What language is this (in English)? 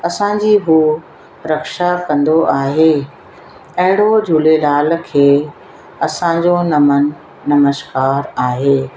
Sindhi